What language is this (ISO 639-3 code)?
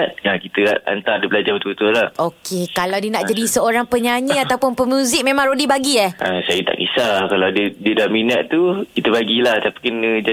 msa